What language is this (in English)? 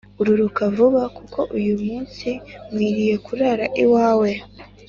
Kinyarwanda